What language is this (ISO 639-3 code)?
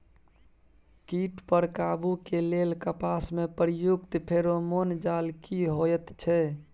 mai